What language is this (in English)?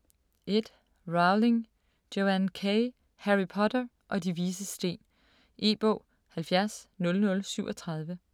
Danish